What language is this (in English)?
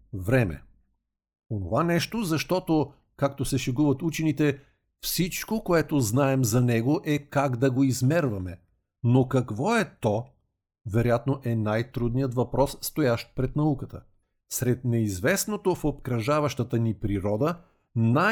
Bulgarian